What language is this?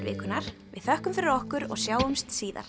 Icelandic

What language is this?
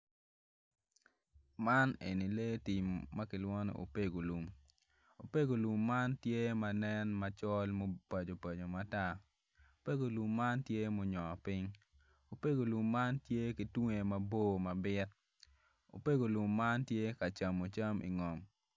Acoli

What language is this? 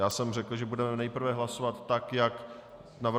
Czech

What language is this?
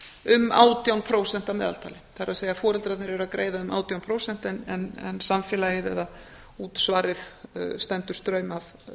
Icelandic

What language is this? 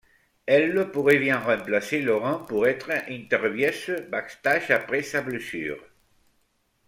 French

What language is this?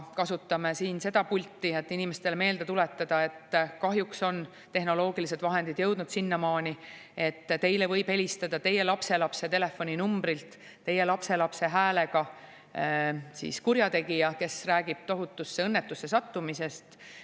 Estonian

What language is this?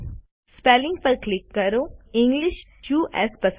Gujarati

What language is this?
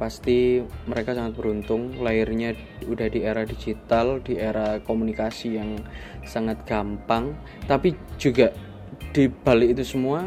Indonesian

